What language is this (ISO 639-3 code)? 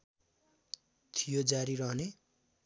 nep